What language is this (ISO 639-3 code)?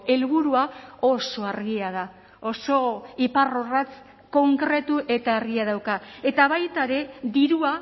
eus